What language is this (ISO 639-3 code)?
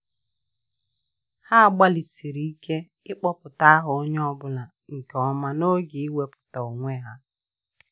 ibo